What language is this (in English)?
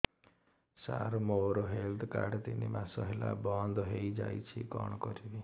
Odia